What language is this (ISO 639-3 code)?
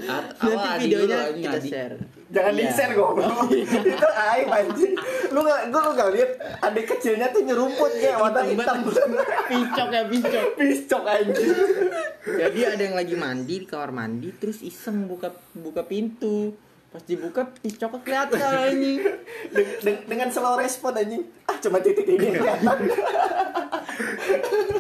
ind